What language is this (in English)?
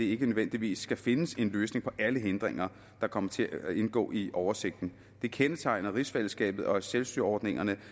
Danish